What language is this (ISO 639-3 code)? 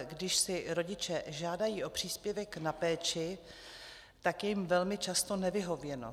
ces